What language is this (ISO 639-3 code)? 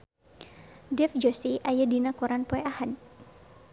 sun